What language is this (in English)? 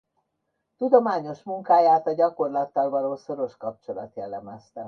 Hungarian